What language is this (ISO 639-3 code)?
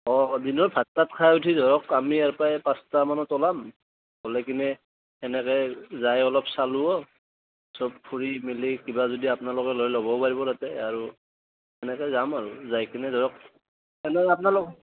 asm